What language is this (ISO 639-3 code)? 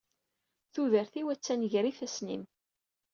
kab